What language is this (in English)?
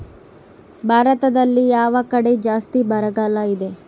Kannada